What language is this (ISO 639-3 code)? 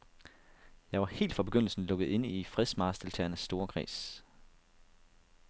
dan